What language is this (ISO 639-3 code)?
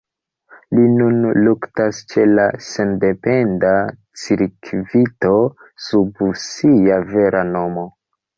epo